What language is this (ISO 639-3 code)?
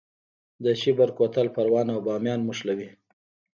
pus